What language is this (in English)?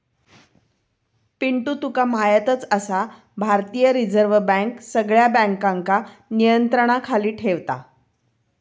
Marathi